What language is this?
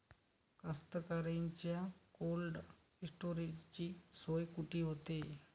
Marathi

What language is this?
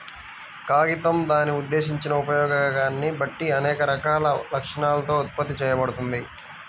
Telugu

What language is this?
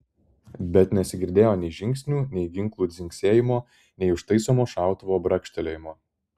Lithuanian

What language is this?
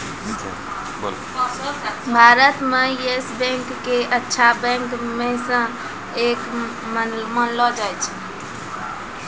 Maithili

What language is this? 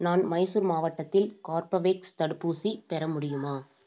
Tamil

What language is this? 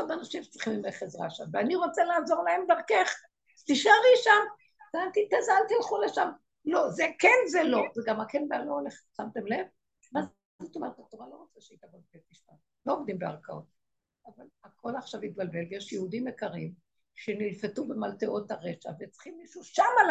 Hebrew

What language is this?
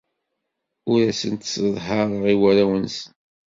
Kabyle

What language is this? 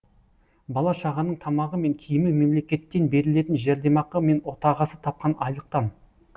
Kazakh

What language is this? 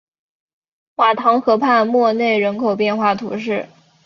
Chinese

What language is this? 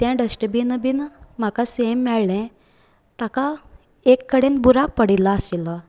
Konkani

